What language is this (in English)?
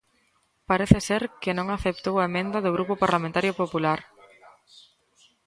Galician